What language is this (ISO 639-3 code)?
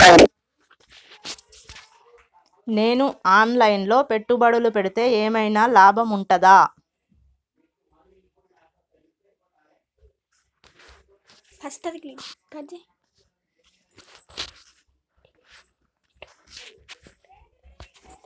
tel